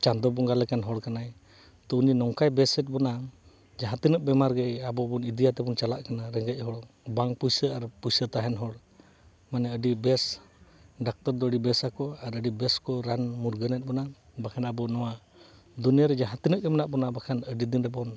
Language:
Santali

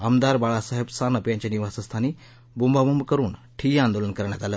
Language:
Marathi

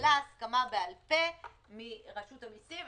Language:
Hebrew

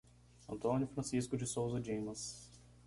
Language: Portuguese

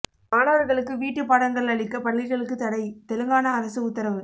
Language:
Tamil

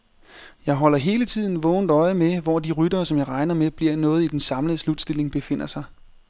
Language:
Danish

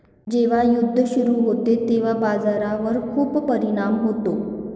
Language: Marathi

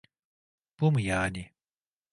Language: Turkish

